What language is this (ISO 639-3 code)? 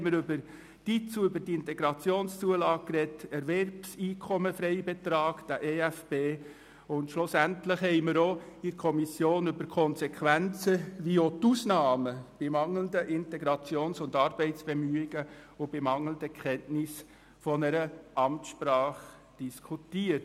gsw